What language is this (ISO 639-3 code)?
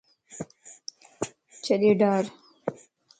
lss